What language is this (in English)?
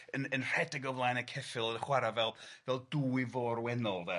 Welsh